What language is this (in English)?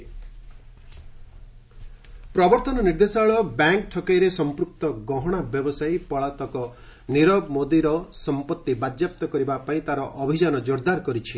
Odia